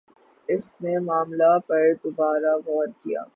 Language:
Urdu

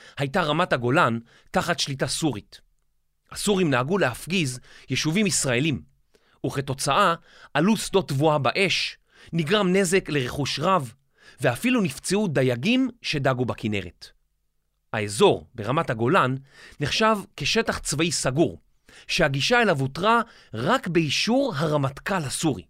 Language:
Hebrew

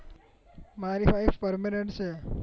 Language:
Gujarati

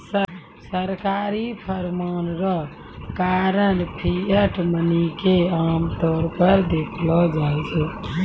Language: Maithili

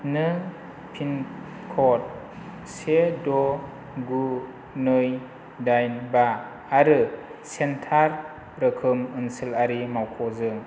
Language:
Bodo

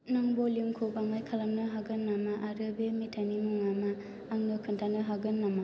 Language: Bodo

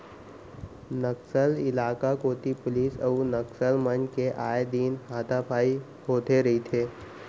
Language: Chhattisgarhi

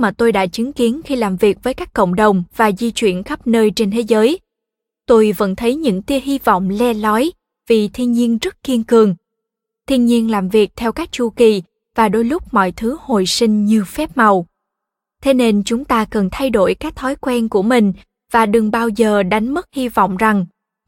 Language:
Vietnamese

